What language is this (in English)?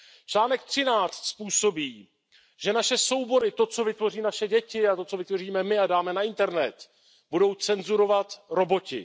Czech